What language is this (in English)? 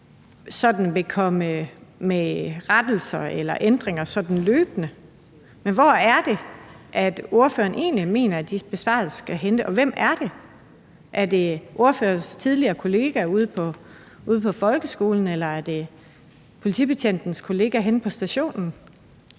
Danish